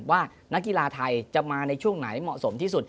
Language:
Thai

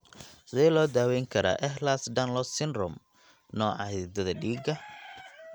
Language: Somali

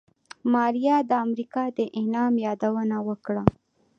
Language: Pashto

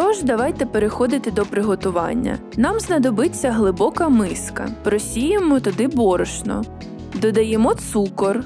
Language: Ukrainian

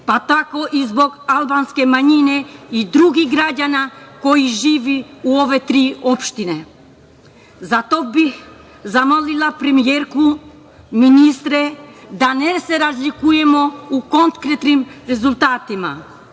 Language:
Serbian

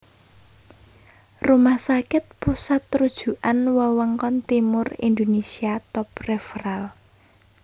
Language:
Javanese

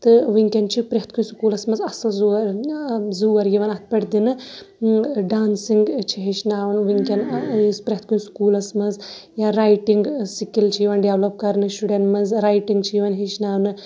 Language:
Kashmiri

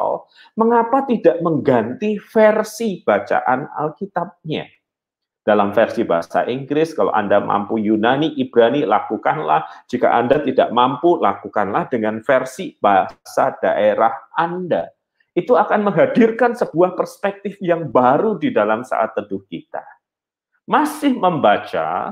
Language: Indonesian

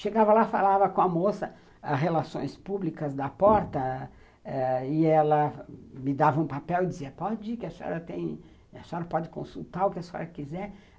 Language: Portuguese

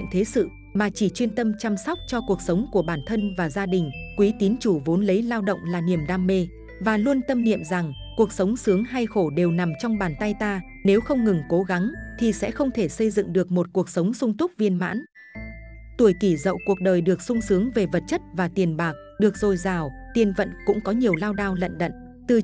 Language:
Vietnamese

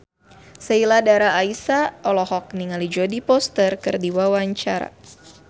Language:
Sundanese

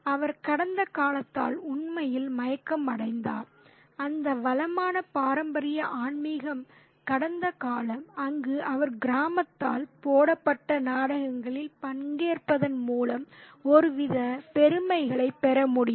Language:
Tamil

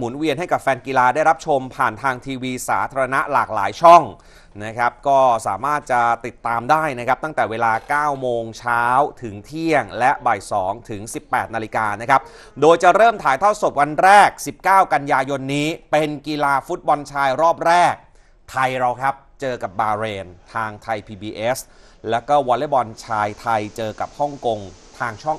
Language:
Thai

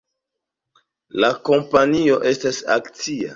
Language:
Esperanto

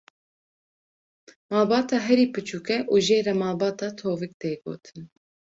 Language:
Kurdish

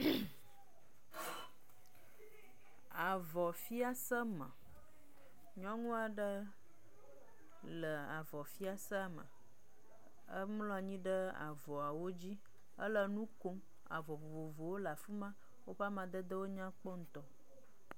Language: Ewe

